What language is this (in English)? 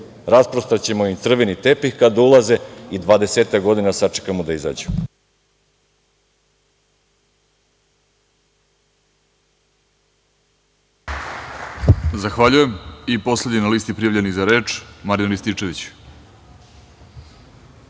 Serbian